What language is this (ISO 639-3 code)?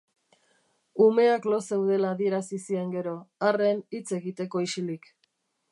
eus